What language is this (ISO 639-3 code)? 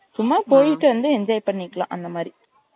tam